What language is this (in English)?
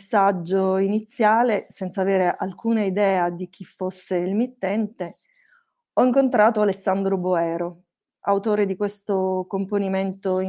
Italian